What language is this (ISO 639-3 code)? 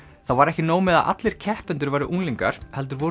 isl